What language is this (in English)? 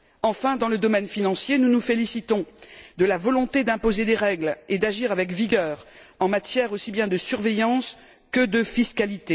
French